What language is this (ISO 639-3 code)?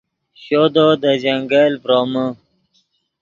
ydg